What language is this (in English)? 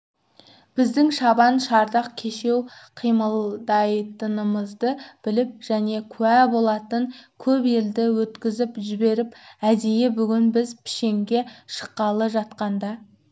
Kazakh